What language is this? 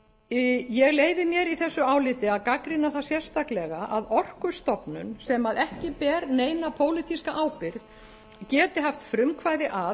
Icelandic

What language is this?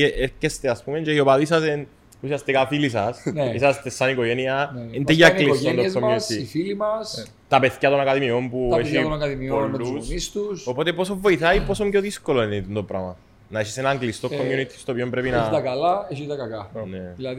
Greek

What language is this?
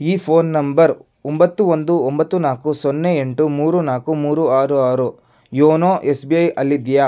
Kannada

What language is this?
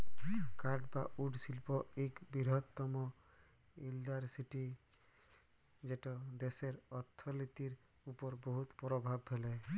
Bangla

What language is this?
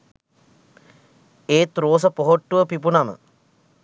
Sinhala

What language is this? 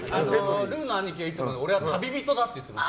Japanese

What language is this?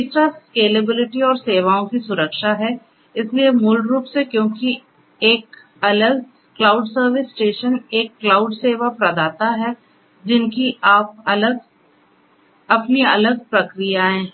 Hindi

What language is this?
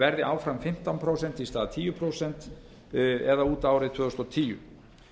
Icelandic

